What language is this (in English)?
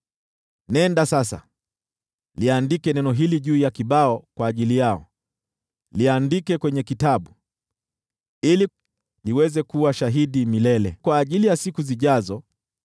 Swahili